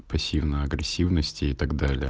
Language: Russian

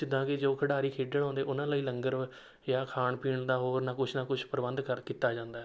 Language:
Punjabi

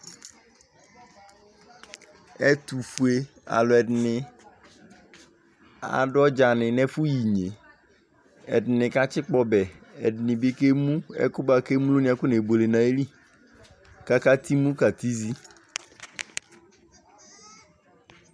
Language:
Ikposo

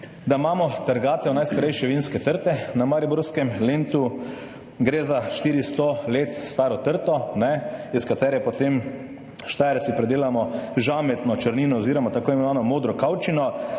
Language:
Slovenian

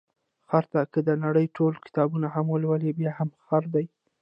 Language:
Pashto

